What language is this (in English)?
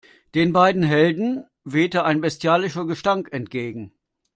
German